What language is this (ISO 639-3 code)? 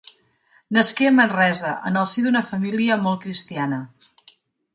cat